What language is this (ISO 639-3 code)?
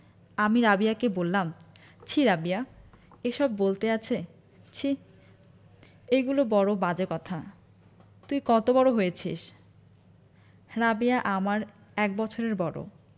ben